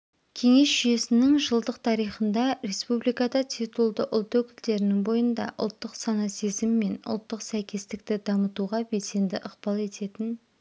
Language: Kazakh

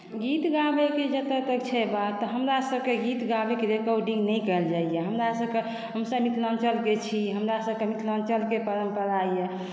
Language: Maithili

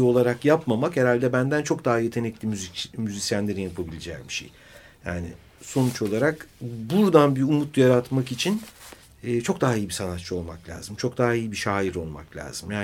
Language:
Turkish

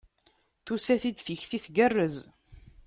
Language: Kabyle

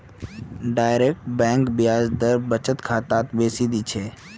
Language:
Magahi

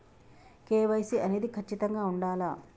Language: Telugu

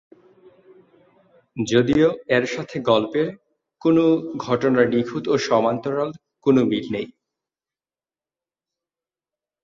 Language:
Bangla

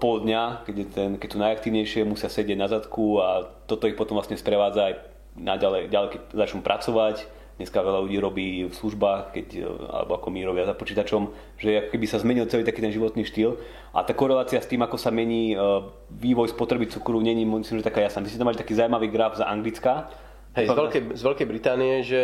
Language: Slovak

